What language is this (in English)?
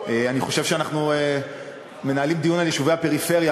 Hebrew